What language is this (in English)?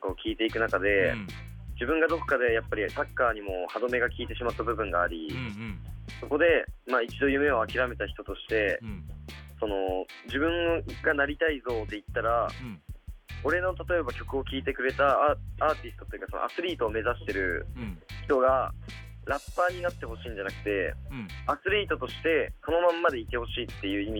Japanese